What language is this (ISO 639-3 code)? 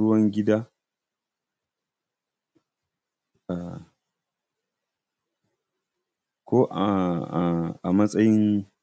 hau